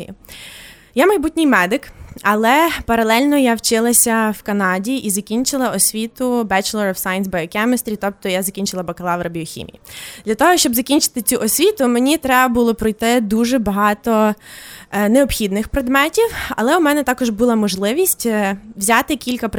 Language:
Ukrainian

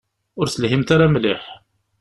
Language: Kabyle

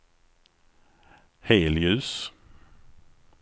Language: Swedish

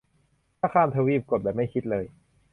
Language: Thai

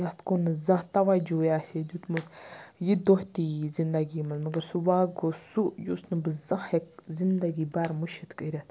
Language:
Kashmiri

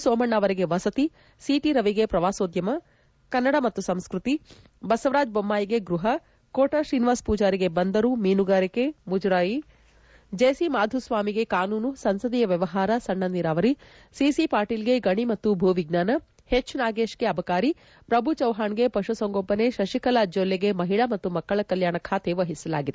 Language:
Kannada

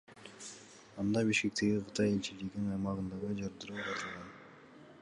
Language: Kyrgyz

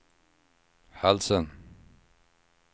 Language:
Swedish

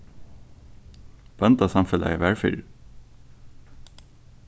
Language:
Faroese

